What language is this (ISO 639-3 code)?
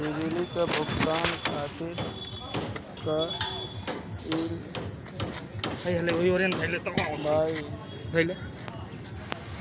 bho